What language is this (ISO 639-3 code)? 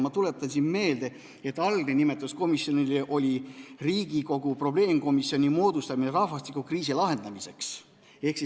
est